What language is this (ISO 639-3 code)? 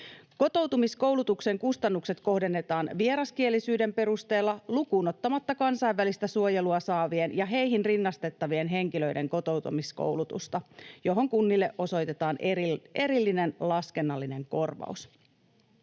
fin